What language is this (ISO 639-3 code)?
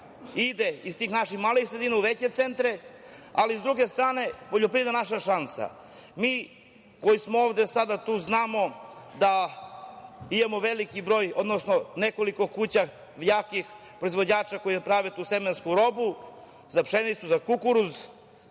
srp